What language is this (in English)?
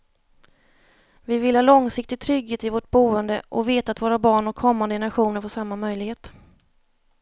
Swedish